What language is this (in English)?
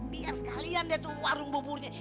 Indonesian